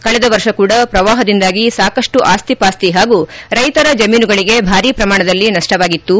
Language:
Kannada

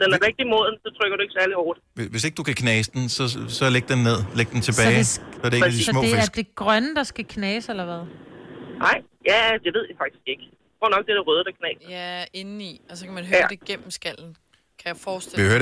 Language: Danish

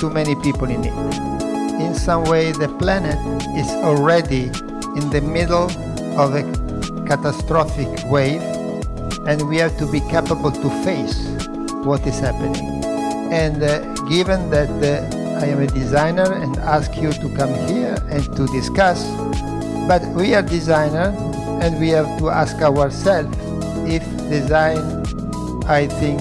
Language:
English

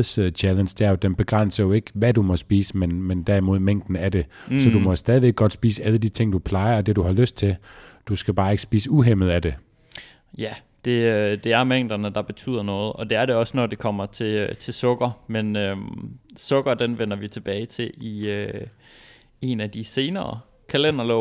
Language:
Danish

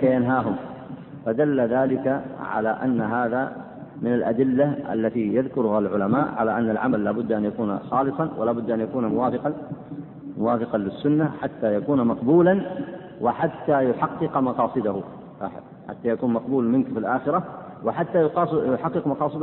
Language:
Arabic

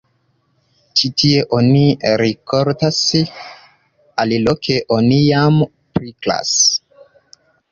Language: Esperanto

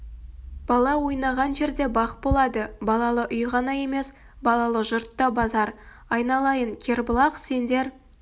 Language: Kazakh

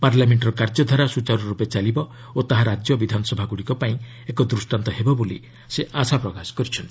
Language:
Odia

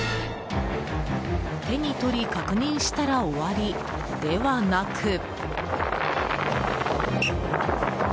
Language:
Japanese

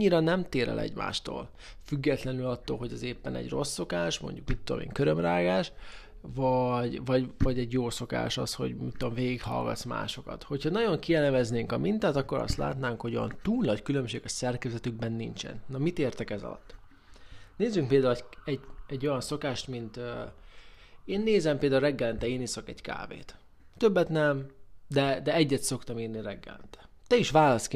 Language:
Hungarian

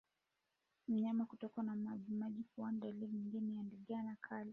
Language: Swahili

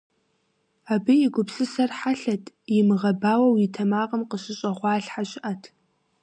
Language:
Kabardian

